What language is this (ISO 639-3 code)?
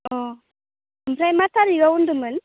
brx